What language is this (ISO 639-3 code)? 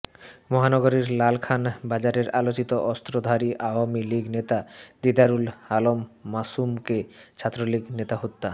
ben